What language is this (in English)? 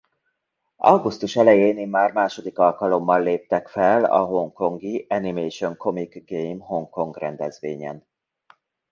Hungarian